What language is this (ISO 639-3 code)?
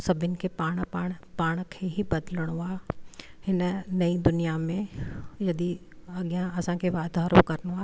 snd